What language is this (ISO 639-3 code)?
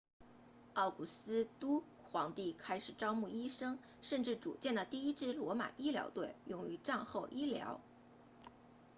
zho